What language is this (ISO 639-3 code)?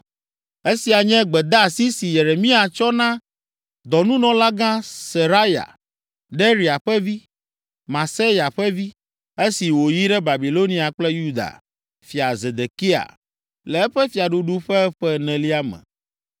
ewe